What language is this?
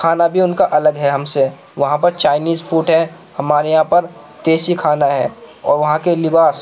Urdu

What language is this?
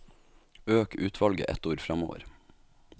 Norwegian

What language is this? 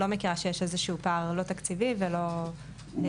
Hebrew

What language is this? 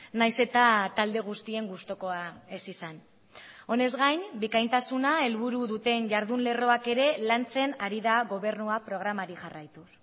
Basque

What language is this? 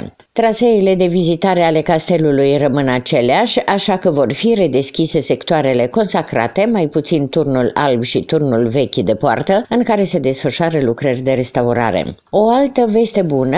Romanian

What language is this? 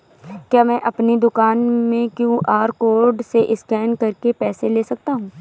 Hindi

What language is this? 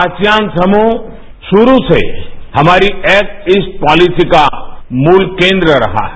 Hindi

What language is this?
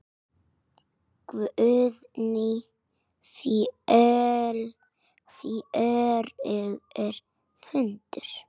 Icelandic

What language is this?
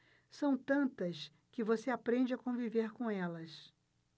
Portuguese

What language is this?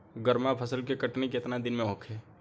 Bhojpuri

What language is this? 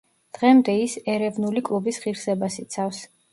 Georgian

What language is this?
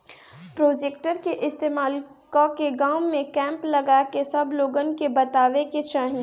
Bhojpuri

